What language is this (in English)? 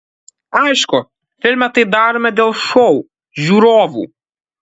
Lithuanian